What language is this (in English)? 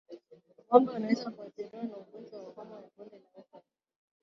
Swahili